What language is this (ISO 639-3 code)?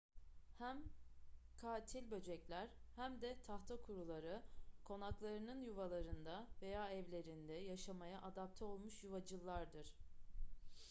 tur